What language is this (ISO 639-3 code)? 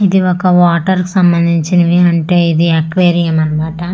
tel